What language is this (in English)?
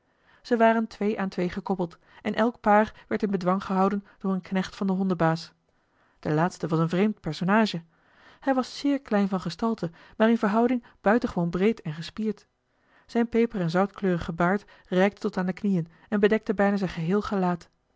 Dutch